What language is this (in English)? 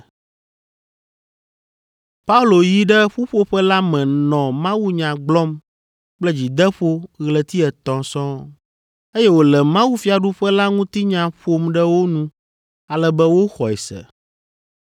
Ewe